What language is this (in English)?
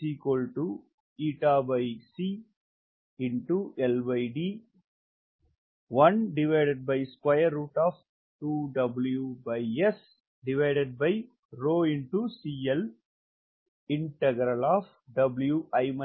Tamil